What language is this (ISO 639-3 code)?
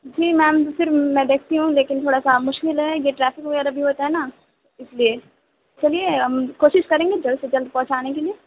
urd